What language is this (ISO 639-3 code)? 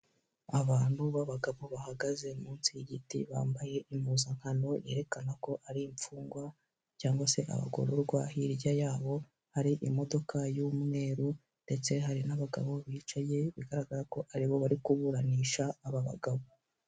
kin